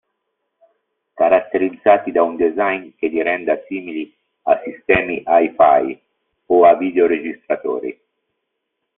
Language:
Italian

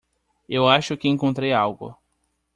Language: Portuguese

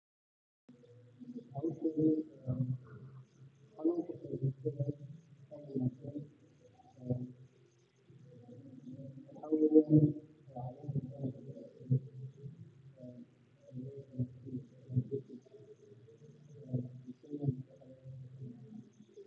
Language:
Somali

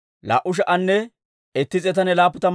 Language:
Dawro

